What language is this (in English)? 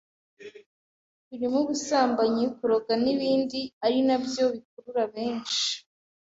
Kinyarwanda